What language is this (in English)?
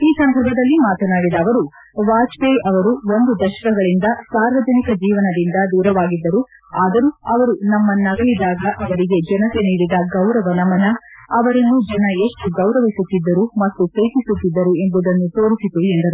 Kannada